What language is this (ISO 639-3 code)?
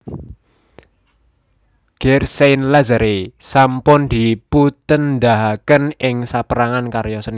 jav